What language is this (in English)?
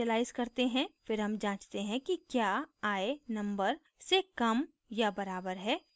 Hindi